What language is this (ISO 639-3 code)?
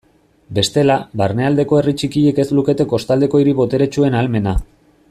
eus